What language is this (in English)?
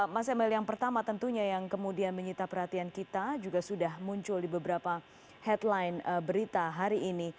Indonesian